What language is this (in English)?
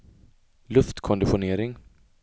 Swedish